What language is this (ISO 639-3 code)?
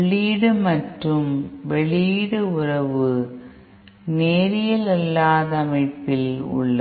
tam